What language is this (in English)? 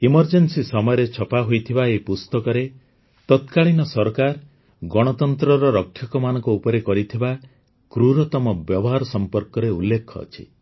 Odia